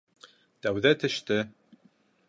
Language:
Bashkir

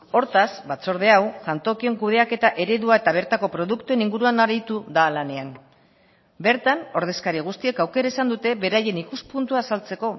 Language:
Basque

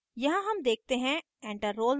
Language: Hindi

